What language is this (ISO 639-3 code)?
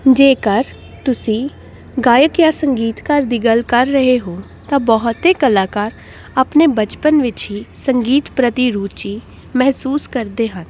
pan